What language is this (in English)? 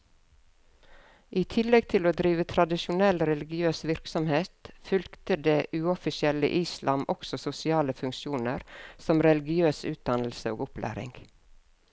Norwegian